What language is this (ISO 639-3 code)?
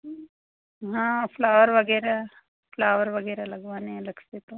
hin